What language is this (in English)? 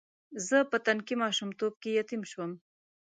Pashto